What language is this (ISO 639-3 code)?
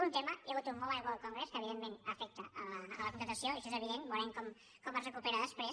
cat